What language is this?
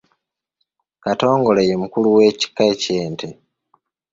Ganda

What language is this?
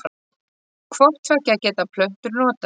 Icelandic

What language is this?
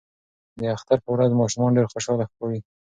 Pashto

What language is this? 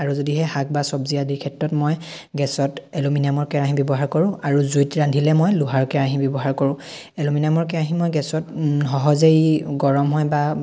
Assamese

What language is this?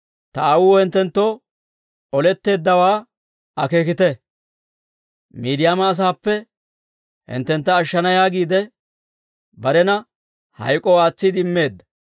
Dawro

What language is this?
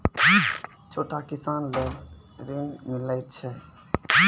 Maithili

